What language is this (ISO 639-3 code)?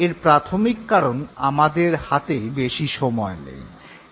ben